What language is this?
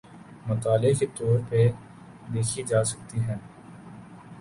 Urdu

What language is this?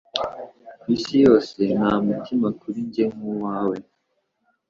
Kinyarwanda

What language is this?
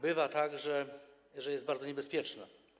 Polish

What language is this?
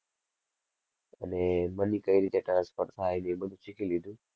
Gujarati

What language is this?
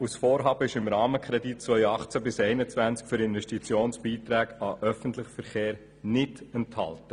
Swiss German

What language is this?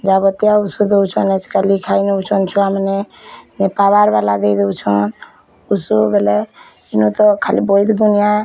Odia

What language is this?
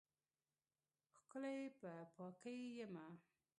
Pashto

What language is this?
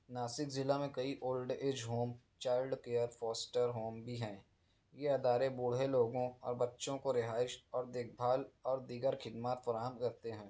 Urdu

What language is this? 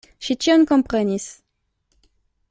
Esperanto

